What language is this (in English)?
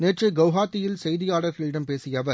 Tamil